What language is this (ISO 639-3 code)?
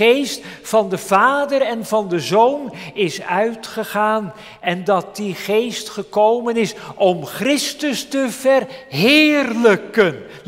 nld